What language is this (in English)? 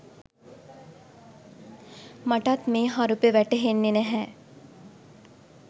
Sinhala